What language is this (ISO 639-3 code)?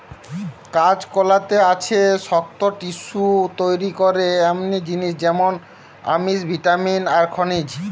ben